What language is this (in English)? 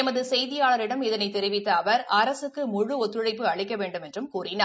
Tamil